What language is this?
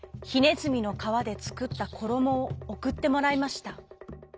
Japanese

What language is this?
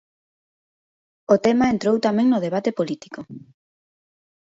Galician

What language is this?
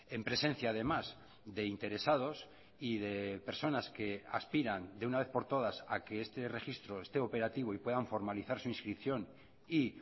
Spanish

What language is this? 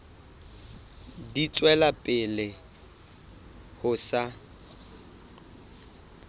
Southern Sotho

